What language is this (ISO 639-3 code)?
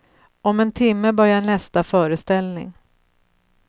swe